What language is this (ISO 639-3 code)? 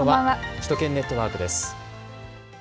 jpn